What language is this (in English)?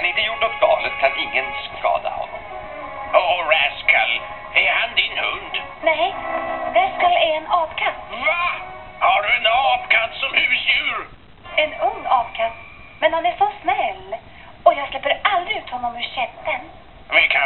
Swedish